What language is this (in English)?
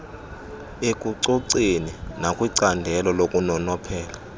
Xhosa